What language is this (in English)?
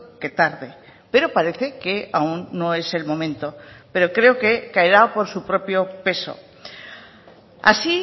Spanish